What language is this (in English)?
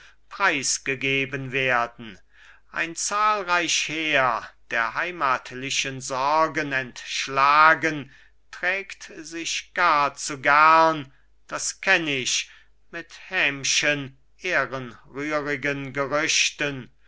German